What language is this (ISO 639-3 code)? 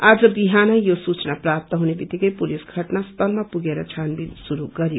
nep